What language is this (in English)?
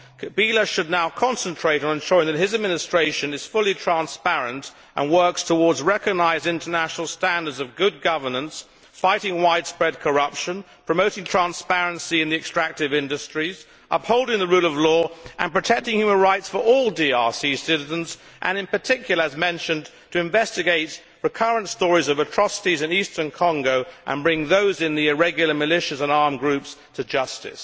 English